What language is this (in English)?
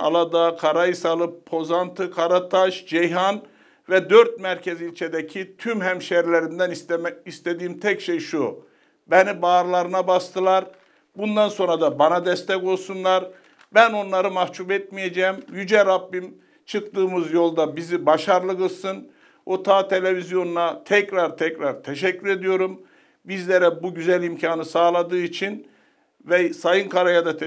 Turkish